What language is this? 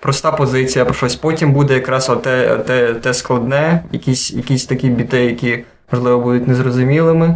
Ukrainian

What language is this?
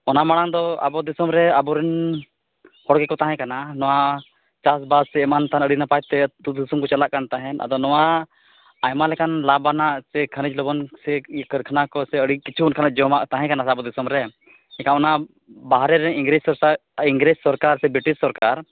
Santali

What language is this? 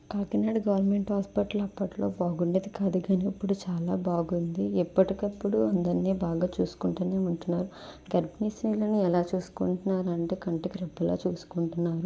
Telugu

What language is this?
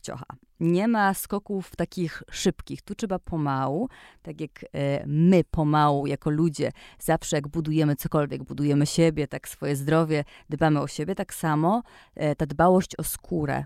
Polish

